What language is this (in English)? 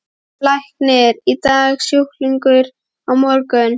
Icelandic